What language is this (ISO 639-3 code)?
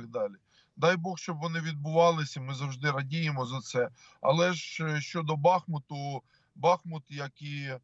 ukr